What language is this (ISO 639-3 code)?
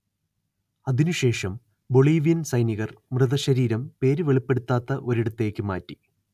mal